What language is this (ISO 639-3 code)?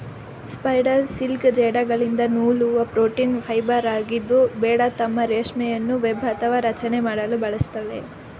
kan